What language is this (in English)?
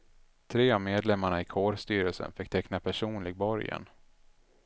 Swedish